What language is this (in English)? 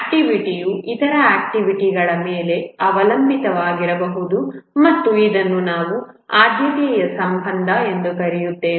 Kannada